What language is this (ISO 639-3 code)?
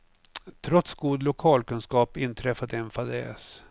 swe